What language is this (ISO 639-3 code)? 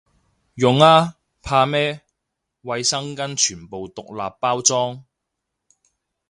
yue